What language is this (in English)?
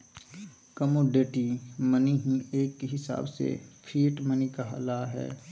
Magahi